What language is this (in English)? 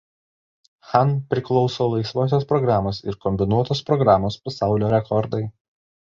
Lithuanian